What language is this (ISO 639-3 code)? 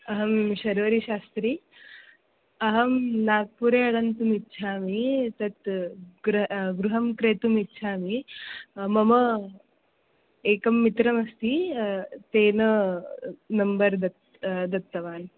san